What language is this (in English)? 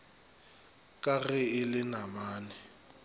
Northern Sotho